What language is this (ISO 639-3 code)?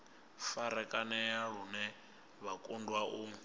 ven